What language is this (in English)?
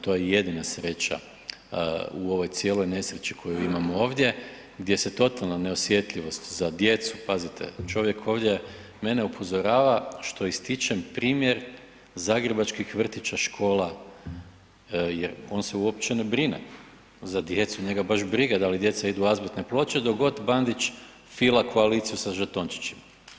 Croatian